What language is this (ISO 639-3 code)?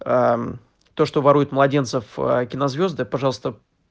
rus